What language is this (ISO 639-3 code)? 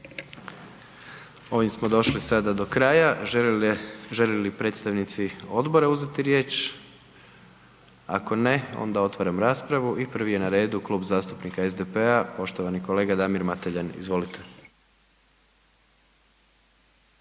hrv